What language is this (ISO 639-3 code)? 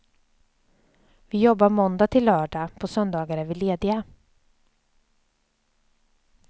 swe